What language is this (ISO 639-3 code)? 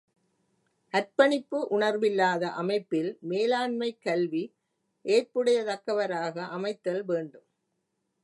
tam